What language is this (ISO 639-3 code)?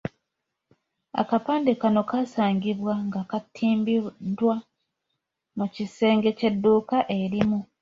lug